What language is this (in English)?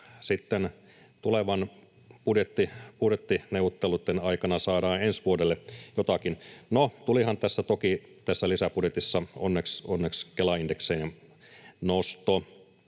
Finnish